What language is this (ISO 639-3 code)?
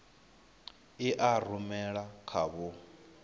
ven